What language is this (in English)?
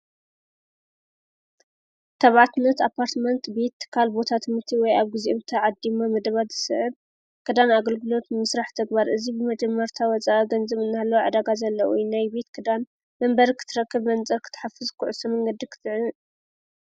Tigrinya